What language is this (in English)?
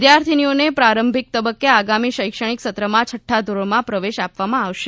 Gujarati